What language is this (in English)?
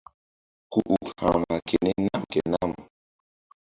Mbum